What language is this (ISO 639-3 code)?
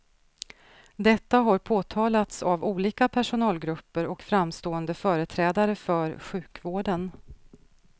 swe